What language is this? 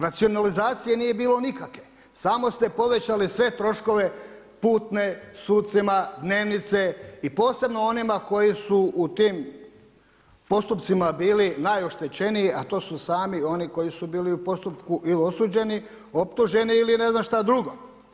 Croatian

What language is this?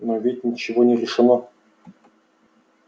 Russian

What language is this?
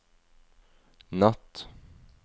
Norwegian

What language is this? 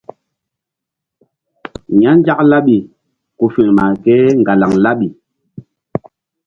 Mbum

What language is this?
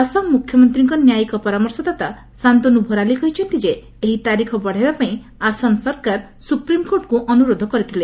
Odia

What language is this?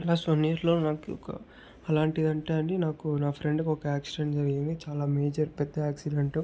Telugu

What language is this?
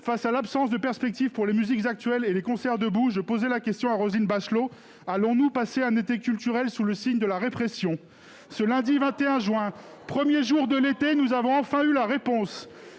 French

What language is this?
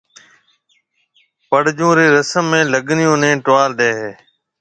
Marwari (Pakistan)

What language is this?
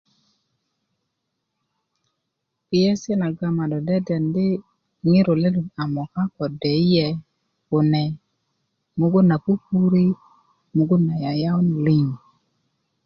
Kuku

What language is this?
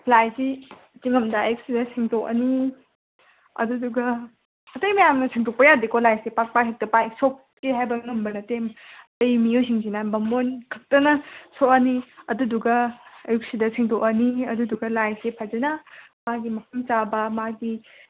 Manipuri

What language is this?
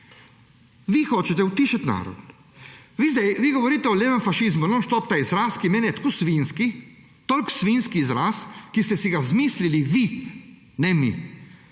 Slovenian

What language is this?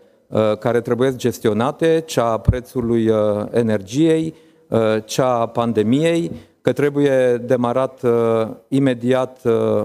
Romanian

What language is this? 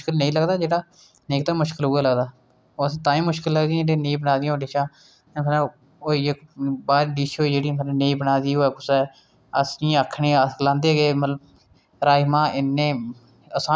Dogri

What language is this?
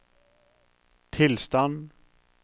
Norwegian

